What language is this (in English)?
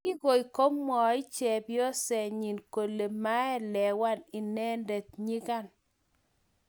Kalenjin